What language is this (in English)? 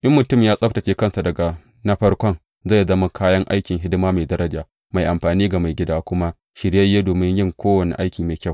Hausa